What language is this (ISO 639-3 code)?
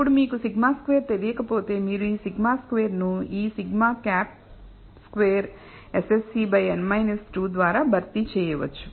tel